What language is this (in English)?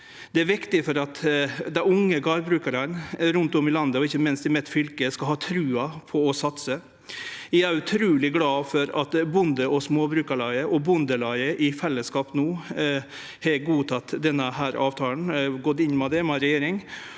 Norwegian